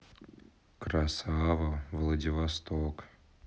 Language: Russian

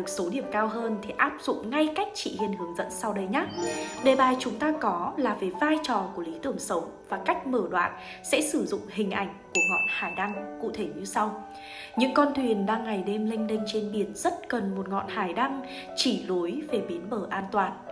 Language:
Vietnamese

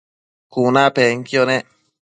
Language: Matsés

